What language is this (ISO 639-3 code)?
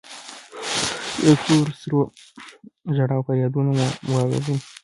pus